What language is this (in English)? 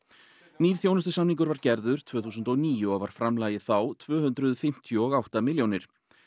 Icelandic